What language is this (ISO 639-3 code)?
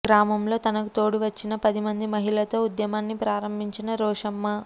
tel